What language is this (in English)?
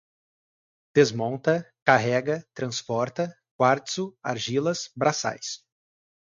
Portuguese